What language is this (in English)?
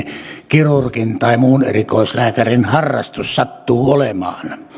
Finnish